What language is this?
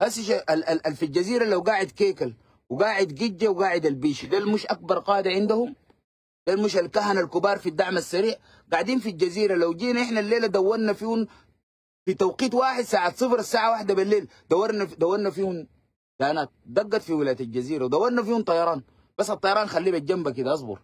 Arabic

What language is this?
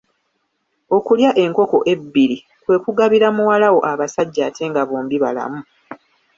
Ganda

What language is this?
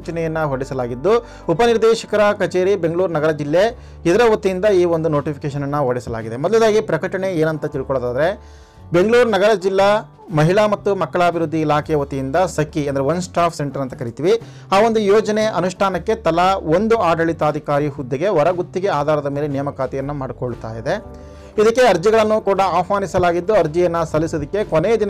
Hindi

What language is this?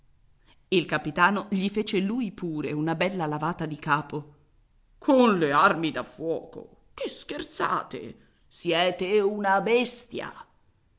Italian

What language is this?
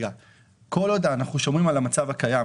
Hebrew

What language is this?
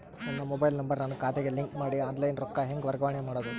Kannada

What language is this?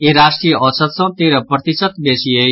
Maithili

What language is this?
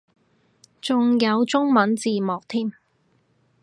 Cantonese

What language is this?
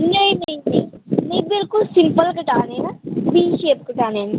Dogri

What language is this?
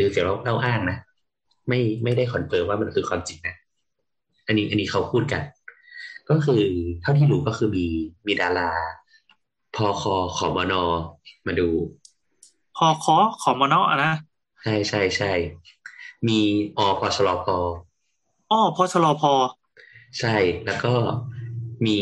Thai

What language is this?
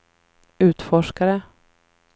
Swedish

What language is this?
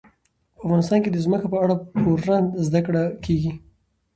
Pashto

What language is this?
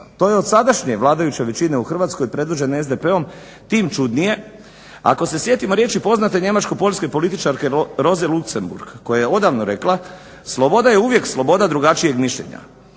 Croatian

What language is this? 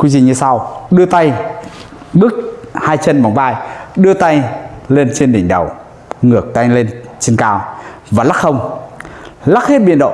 Vietnamese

